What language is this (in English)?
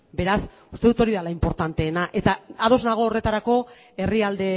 Basque